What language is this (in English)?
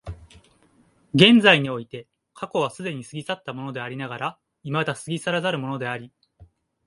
Japanese